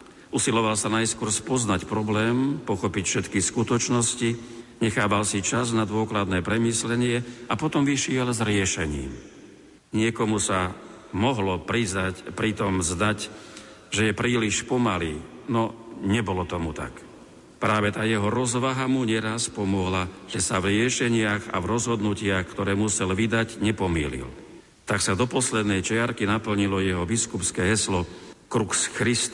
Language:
Slovak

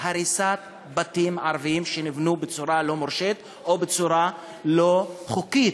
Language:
Hebrew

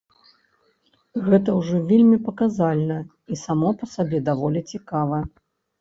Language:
Belarusian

